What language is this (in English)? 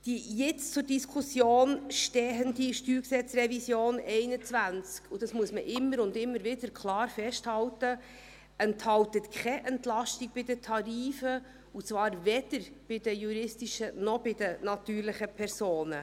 Swiss German